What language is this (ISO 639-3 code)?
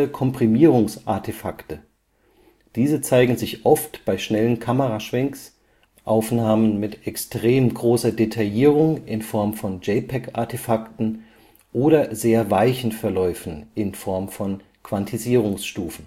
deu